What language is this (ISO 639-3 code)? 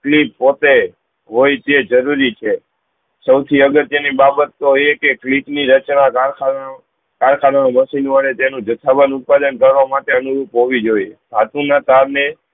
guj